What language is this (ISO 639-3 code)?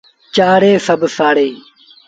sbn